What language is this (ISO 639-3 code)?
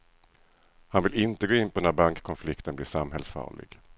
swe